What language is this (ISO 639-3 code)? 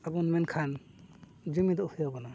sat